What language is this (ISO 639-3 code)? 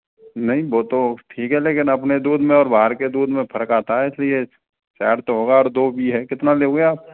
hin